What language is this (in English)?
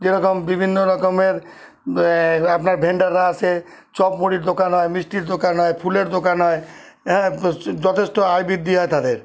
Bangla